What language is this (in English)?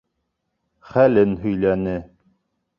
Bashkir